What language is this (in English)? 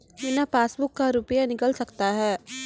Maithili